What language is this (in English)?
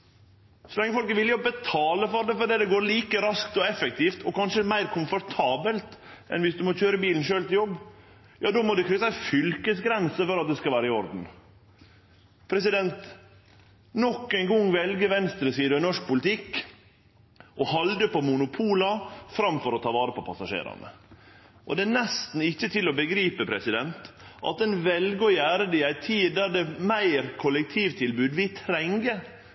Norwegian Nynorsk